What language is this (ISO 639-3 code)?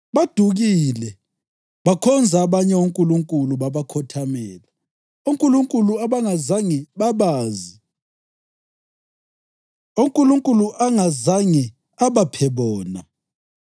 nde